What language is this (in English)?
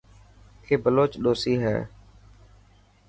Dhatki